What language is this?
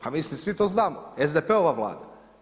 Croatian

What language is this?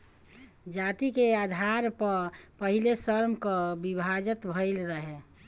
Bhojpuri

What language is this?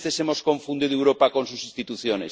Spanish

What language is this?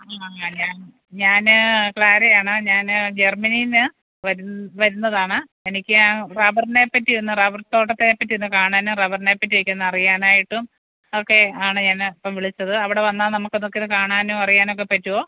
Malayalam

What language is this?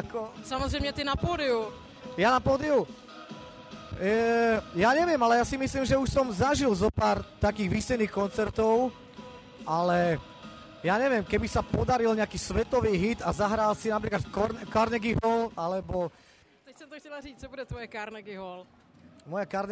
Czech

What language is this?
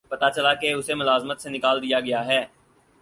Urdu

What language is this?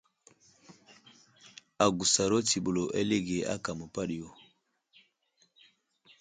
Wuzlam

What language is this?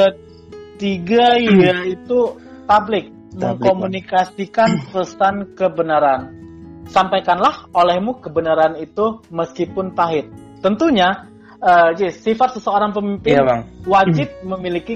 Indonesian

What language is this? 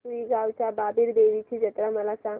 Marathi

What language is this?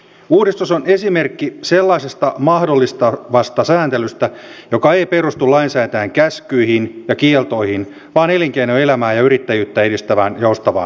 Finnish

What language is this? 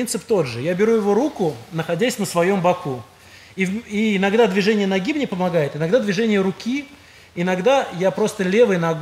Russian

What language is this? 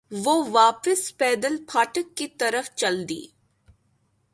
Urdu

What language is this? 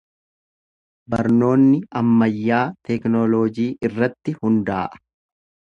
Oromo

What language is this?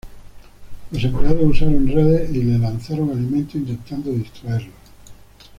Spanish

